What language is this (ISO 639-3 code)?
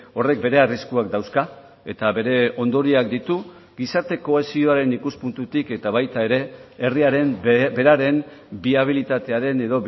eus